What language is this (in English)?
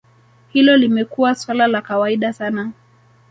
Swahili